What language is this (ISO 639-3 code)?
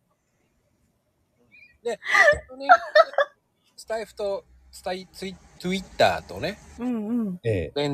jpn